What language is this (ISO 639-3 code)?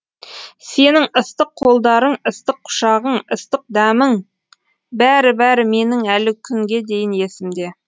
kaz